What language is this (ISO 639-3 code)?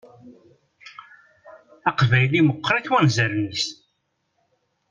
kab